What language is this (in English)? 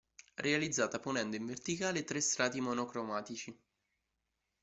Italian